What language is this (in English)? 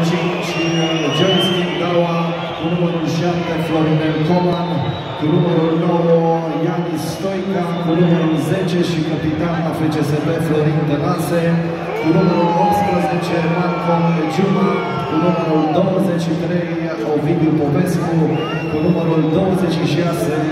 Romanian